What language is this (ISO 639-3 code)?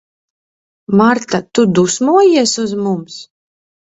lav